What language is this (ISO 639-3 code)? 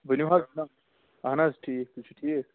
kas